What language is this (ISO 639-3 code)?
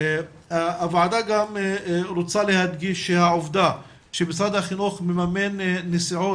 heb